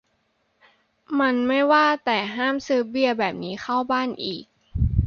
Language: Thai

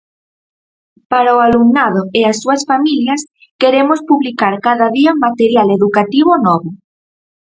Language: Galician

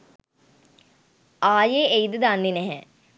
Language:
Sinhala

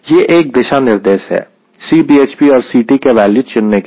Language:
Hindi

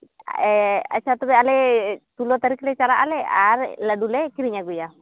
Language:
Santali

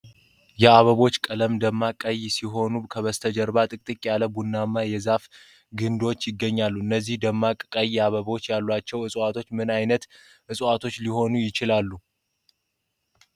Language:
Amharic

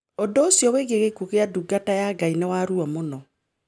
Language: Kikuyu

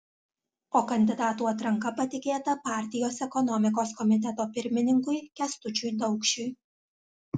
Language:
Lithuanian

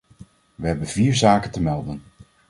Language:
Dutch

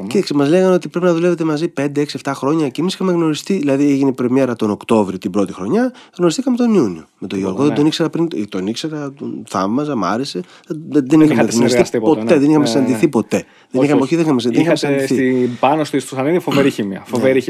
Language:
Greek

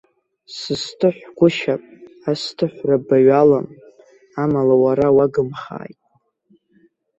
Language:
Abkhazian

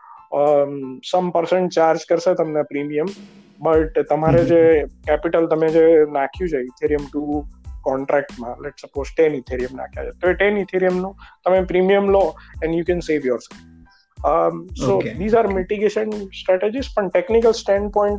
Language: Gujarati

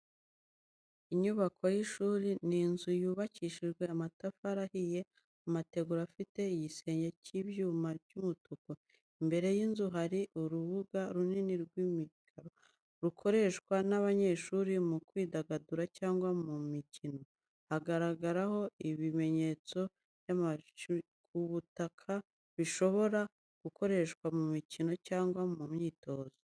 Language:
Kinyarwanda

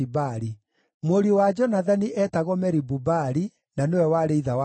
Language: Kikuyu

